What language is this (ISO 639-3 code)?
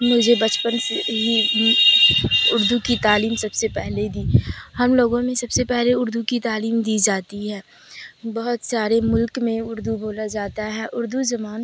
urd